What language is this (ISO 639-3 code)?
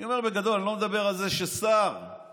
heb